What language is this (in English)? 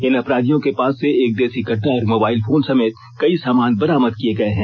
Hindi